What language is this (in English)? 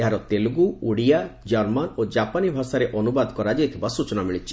Odia